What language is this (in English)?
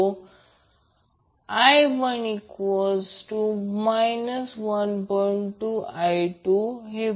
Marathi